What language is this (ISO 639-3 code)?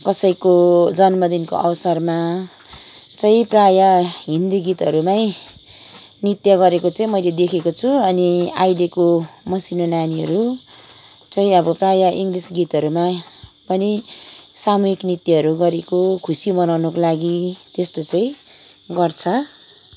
nep